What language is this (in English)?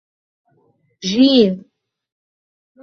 Arabic